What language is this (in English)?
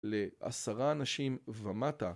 Hebrew